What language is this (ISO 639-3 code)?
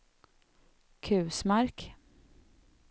swe